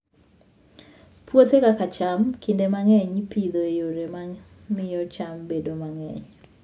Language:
Luo (Kenya and Tanzania)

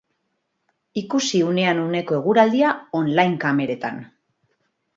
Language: Basque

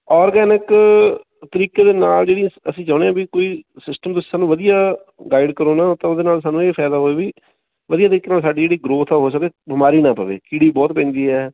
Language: Punjabi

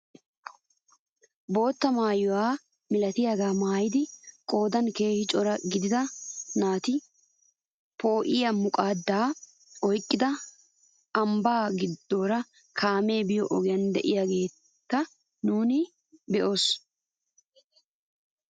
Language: Wolaytta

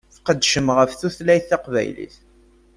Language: Kabyle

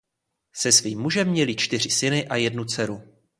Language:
Czech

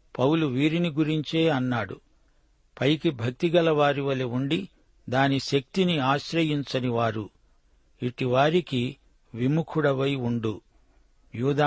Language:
Telugu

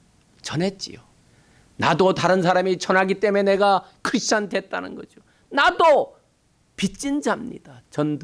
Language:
Korean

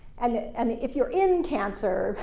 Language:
English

